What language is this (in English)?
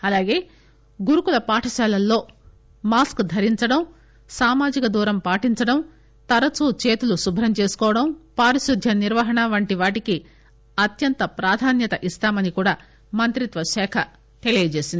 Telugu